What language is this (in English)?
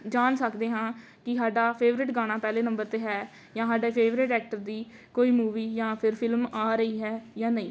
Punjabi